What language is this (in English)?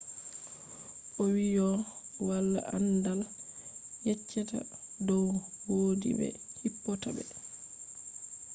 Fula